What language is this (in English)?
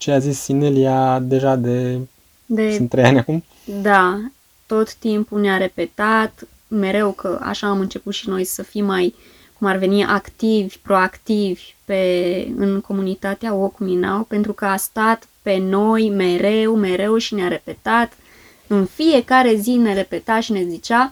Romanian